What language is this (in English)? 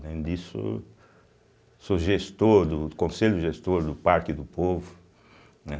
Portuguese